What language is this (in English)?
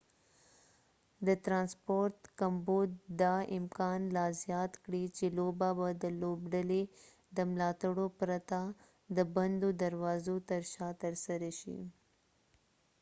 Pashto